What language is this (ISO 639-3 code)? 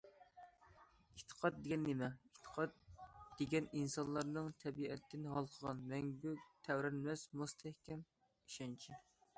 uig